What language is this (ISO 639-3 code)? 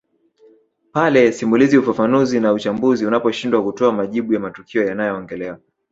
swa